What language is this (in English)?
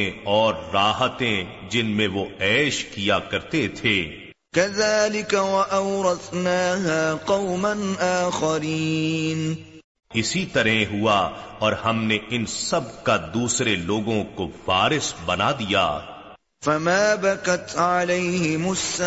Urdu